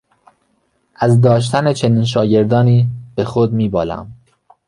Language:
Persian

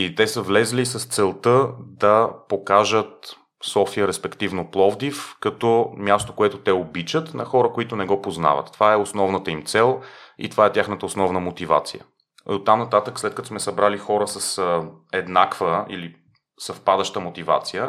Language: Bulgarian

